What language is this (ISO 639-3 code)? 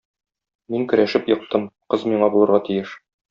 tat